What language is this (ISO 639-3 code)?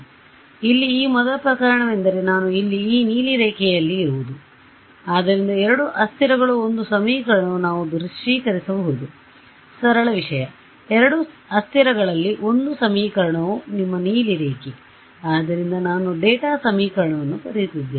kan